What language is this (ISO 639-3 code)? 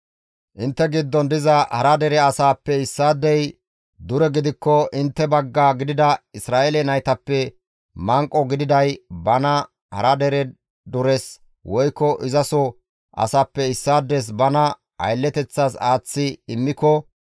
gmv